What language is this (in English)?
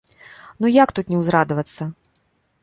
Belarusian